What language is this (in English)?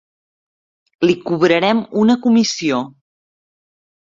Catalan